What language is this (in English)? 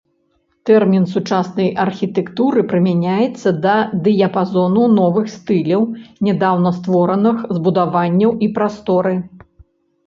Belarusian